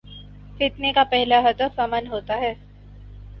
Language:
Urdu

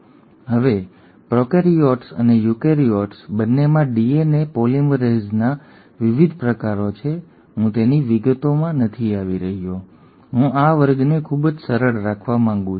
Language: Gujarati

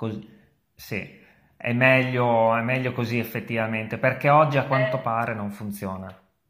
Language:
Italian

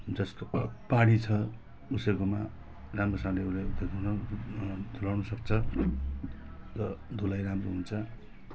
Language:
Nepali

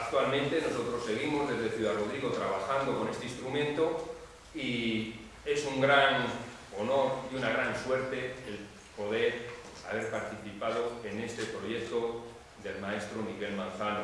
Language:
Spanish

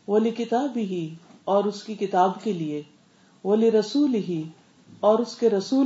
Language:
Urdu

